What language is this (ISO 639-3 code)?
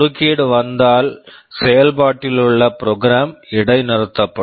tam